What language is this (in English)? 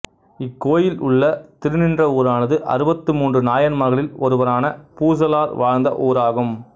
Tamil